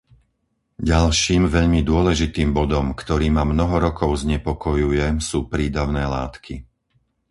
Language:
Slovak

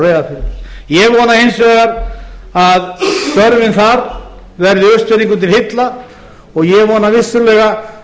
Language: Icelandic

